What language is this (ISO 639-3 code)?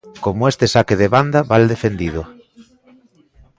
glg